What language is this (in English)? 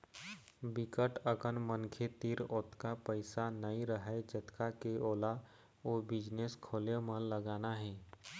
Chhattisgarhi